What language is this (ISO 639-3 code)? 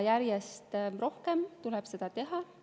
est